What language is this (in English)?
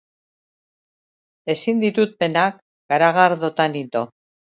Basque